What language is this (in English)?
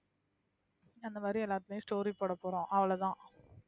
Tamil